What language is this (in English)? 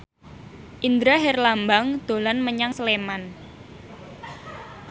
Javanese